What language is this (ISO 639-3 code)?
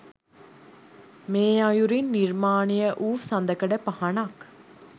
sin